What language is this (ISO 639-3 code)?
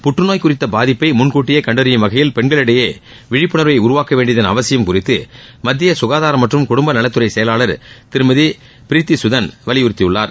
tam